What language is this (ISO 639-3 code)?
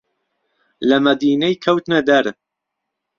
ckb